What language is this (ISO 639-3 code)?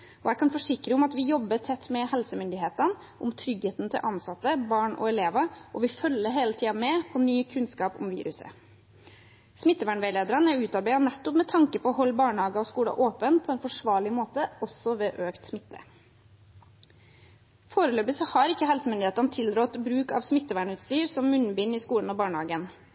nob